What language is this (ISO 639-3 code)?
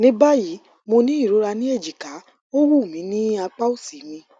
yor